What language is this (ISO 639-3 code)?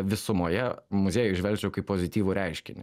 lit